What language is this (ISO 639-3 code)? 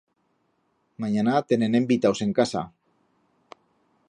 arg